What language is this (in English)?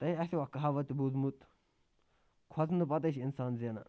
Kashmiri